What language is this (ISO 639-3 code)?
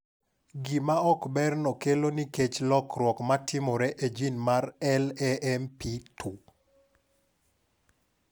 luo